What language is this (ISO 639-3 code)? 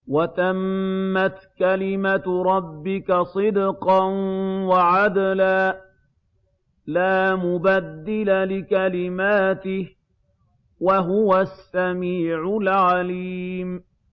ara